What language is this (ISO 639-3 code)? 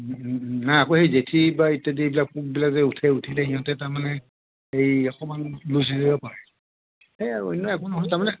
asm